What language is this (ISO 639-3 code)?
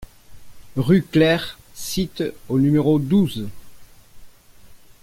fra